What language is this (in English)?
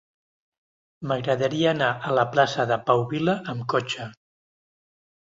Catalan